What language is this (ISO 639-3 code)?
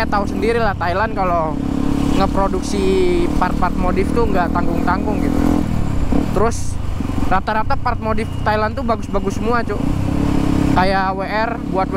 ind